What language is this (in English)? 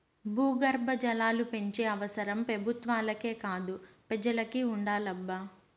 Telugu